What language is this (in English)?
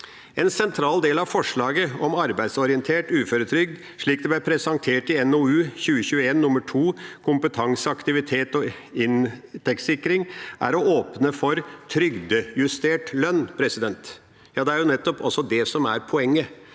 Norwegian